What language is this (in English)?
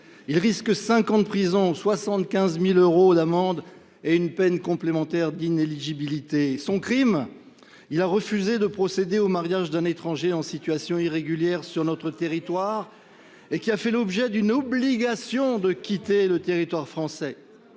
French